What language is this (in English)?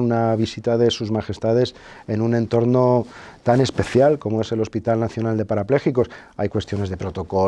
Spanish